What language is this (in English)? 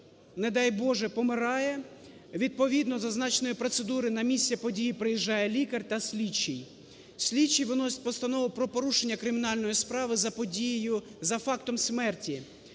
Ukrainian